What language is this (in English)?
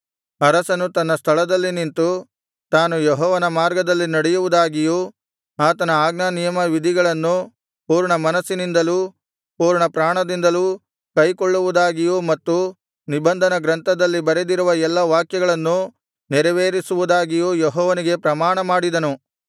Kannada